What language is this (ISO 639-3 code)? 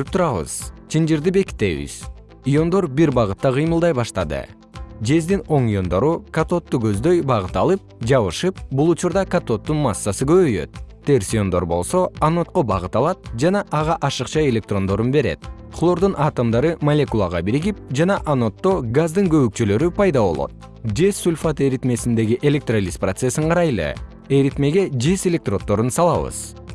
kir